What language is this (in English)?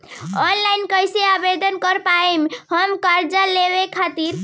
Bhojpuri